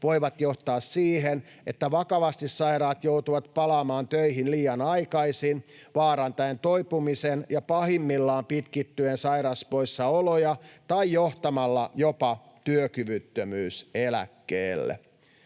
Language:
Finnish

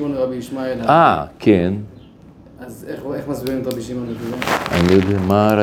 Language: Hebrew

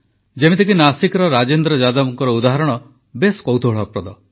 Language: Odia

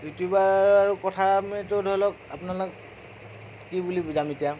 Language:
Assamese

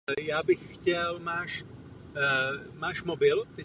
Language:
Czech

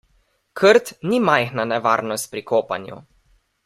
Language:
Slovenian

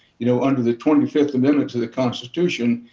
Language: English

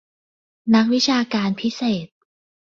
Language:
Thai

